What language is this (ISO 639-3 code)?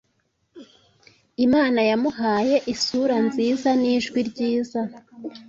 kin